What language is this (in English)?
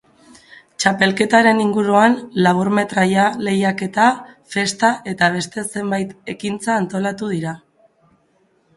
Basque